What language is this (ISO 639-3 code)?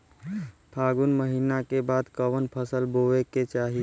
bho